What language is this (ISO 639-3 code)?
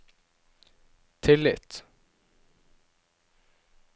nor